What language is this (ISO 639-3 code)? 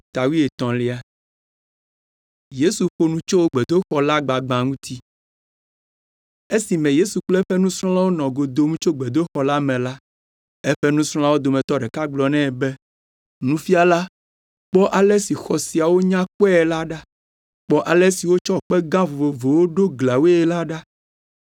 ewe